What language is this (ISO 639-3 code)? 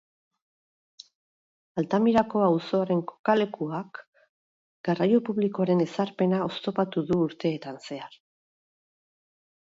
eus